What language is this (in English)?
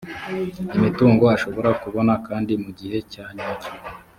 Kinyarwanda